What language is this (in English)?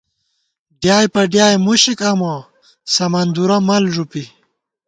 Gawar-Bati